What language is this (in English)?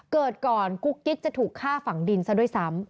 Thai